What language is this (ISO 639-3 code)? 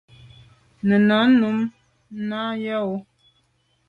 byv